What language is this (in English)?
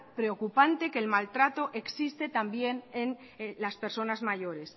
Spanish